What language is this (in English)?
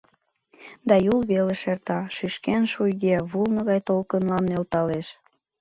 Mari